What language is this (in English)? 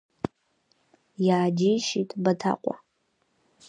Abkhazian